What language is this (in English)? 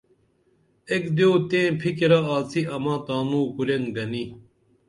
Dameli